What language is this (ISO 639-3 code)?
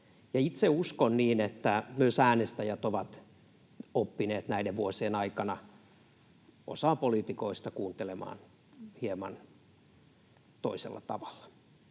fin